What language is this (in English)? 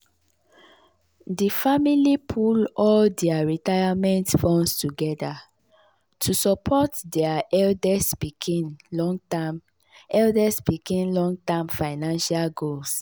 Nigerian Pidgin